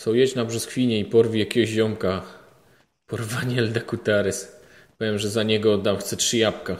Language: Polish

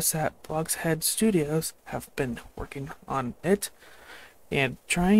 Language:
English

